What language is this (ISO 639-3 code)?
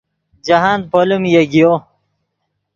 ydg